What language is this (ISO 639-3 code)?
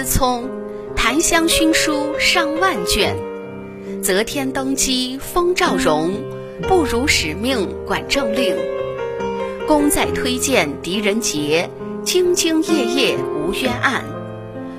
zho